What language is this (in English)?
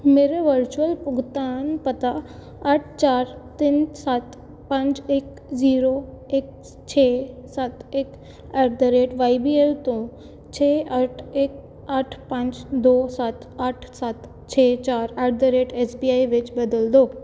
Punjabi